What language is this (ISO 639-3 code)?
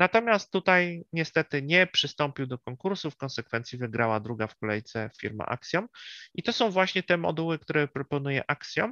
pol